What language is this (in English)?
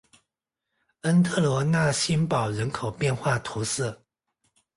Chinese